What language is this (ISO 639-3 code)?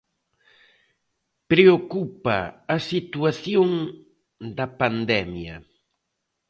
glg